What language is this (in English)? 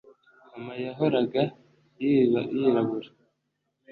Kinyarwanda